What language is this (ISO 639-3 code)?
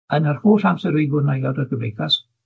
cym